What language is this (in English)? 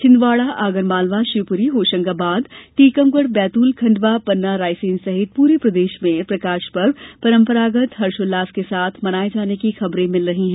Hindi